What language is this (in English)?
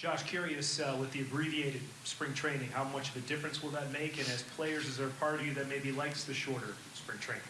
English